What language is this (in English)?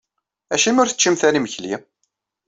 Kabyle